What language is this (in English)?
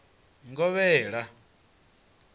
Venda